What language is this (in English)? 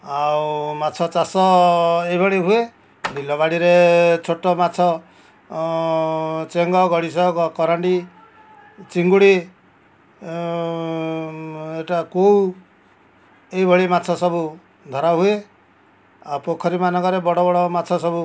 Odia